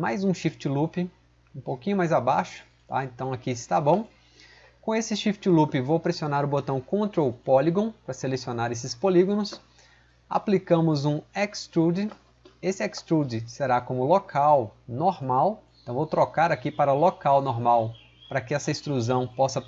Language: Portuguese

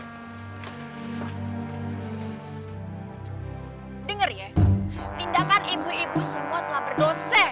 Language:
Indonesian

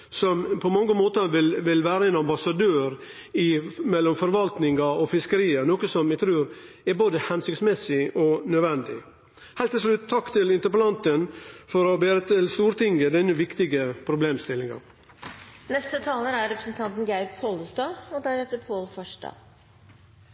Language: Norwegian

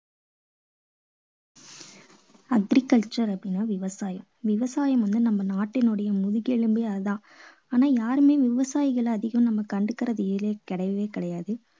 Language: Tamil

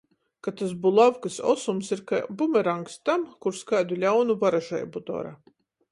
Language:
Latgalian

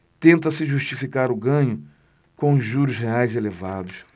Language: Portuguese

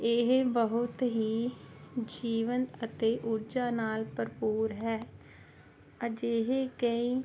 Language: Punjabi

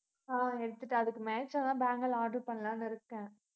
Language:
Tamil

